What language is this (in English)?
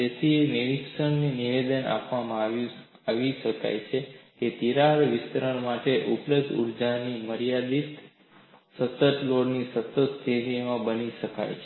Gujarati